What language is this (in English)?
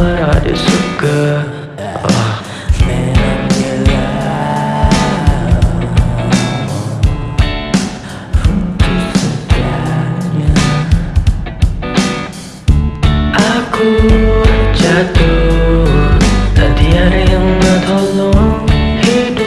Indonesian